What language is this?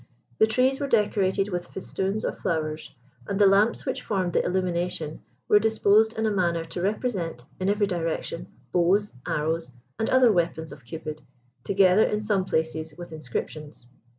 English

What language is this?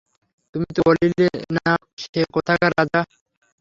Bangla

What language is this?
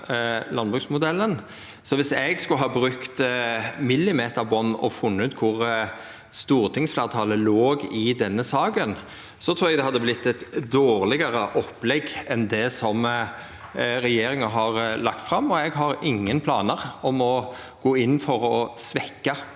Norwegian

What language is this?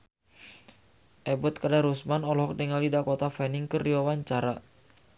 Sundanese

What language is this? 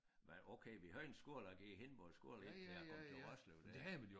Danish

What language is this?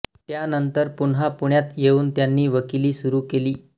Marathi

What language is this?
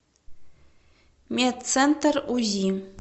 Russian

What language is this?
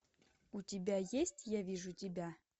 Russian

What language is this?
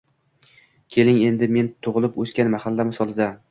Uzbek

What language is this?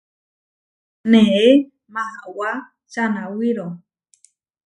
Huarijio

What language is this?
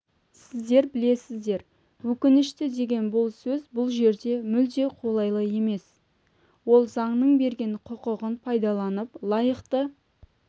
Kazakh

